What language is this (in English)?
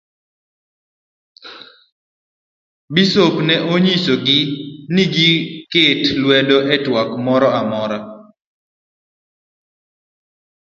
Luo (Kenya and Tanzania)